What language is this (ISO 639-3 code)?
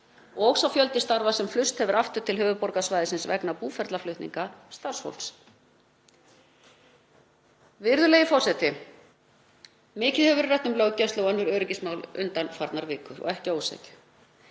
isl